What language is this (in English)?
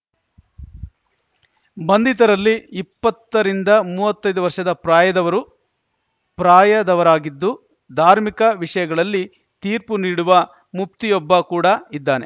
Kannada